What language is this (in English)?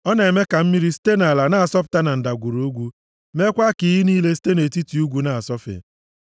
Igbo